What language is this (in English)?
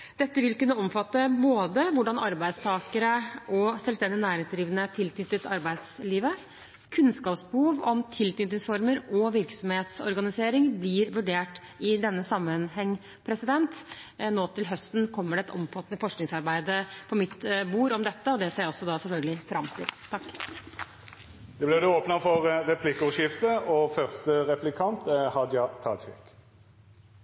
Norwegian